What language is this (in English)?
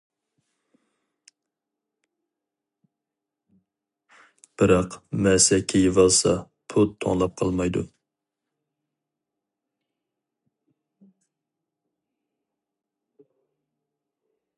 Uyghur